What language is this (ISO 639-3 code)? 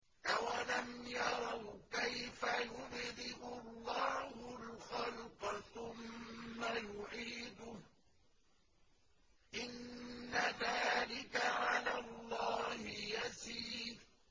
ara